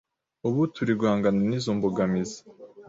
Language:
Kinyarwanda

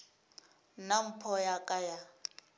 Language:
Northern Sotho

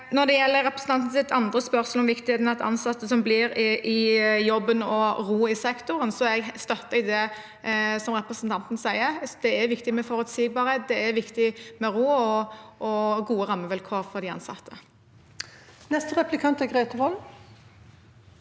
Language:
Norwegian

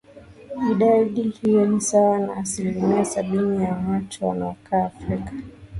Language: Swahili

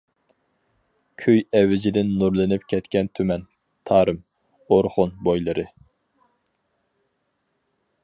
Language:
Uyghur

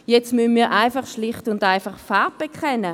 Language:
Swiss German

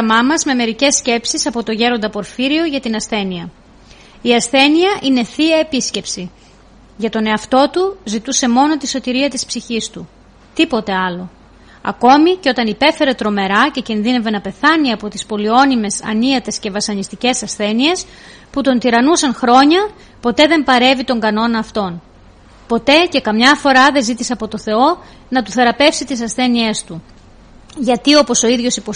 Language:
Greek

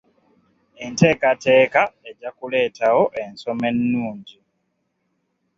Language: Ganda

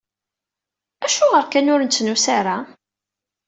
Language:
Kabyle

